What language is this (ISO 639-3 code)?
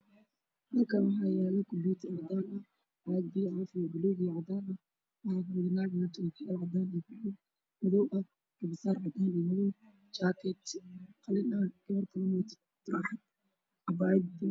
som